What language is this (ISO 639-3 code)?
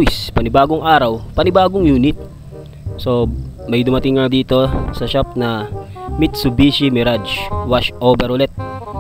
fil